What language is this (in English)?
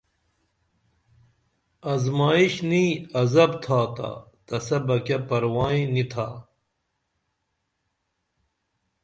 Dameli